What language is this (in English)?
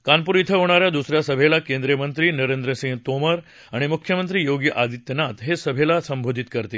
Marathi